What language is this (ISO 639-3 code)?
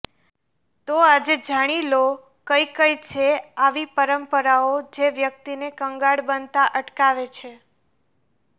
guj